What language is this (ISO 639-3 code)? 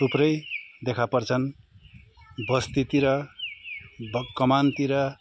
nep